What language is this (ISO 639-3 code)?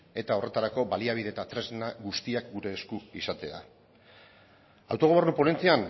eus